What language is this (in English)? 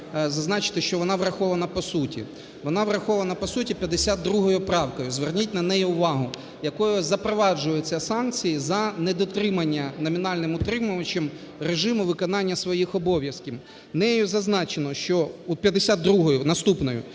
Ukrainian